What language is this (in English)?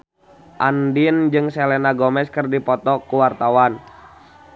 Sundanese